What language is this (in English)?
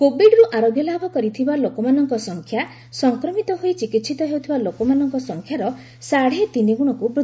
Odia